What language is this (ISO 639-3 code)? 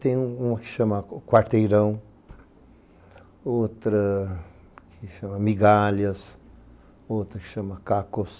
por